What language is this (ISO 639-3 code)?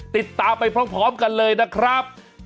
tha